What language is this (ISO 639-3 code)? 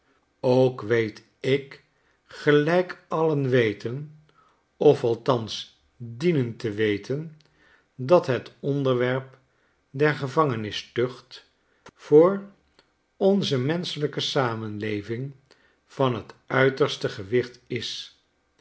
nld